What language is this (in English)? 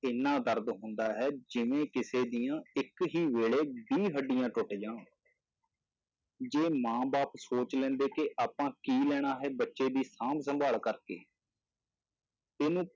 Punjabi